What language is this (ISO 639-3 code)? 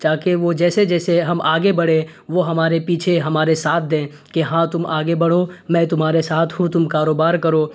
urd